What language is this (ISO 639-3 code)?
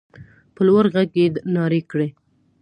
pus